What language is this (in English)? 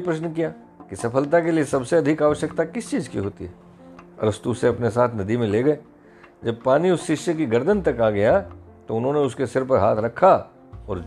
Hindi